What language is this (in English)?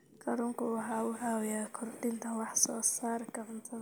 Somali